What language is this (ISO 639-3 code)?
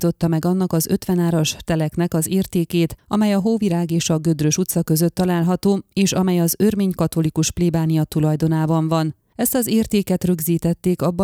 hun